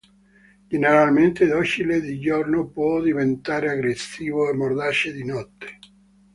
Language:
Italian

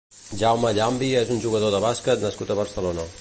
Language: Catalan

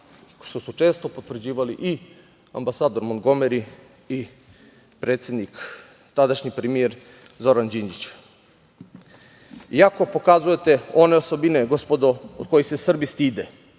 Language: Serbian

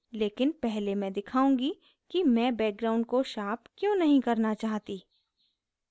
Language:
Hindi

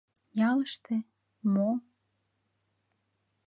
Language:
Mari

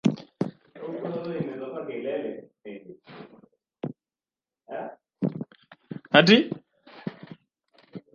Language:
Swahili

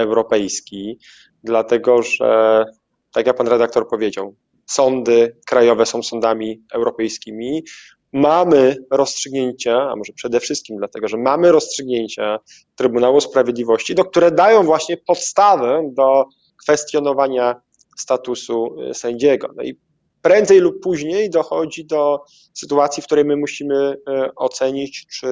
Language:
Polish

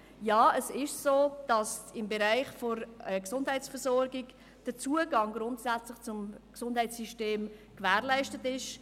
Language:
Swiss German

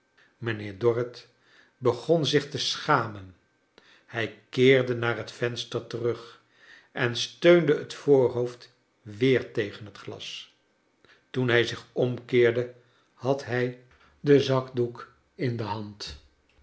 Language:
Dutch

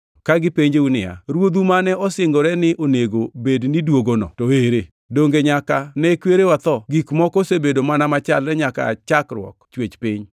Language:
Luo (Kenya and Tanzania)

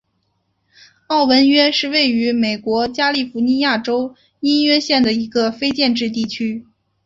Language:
Chinese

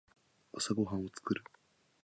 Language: Japanese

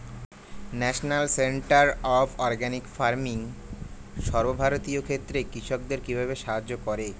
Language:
Bangla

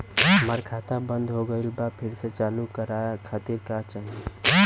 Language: Bhojpuri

